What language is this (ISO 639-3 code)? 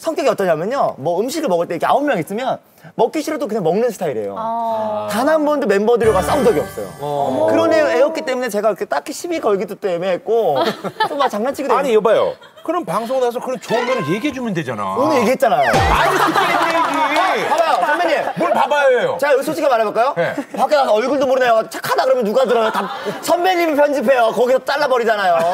kor